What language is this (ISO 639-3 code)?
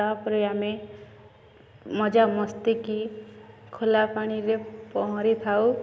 ori